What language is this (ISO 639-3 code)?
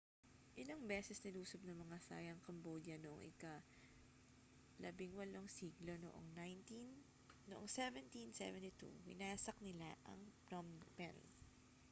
fil